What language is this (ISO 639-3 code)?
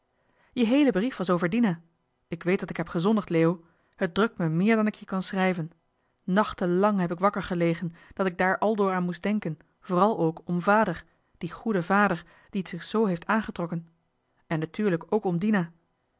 nld